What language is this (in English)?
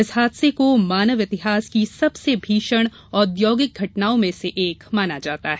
Hindi